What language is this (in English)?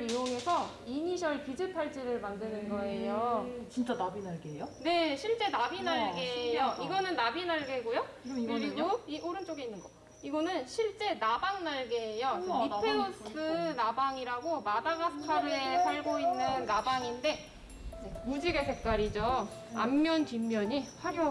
Korean